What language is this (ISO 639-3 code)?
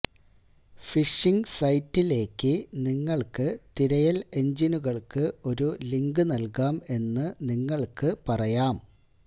mal